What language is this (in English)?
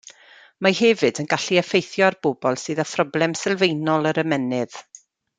Welsh